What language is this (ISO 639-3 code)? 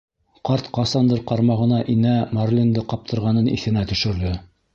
bak